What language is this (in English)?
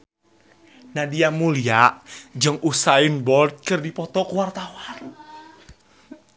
Sundanese